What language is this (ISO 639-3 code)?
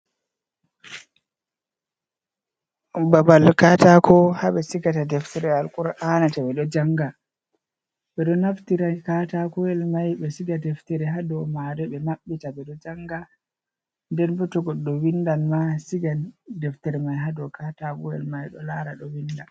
ful